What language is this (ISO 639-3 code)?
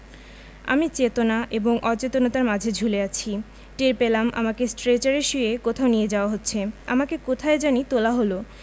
ben